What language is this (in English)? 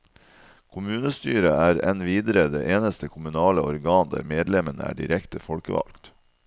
Norwegian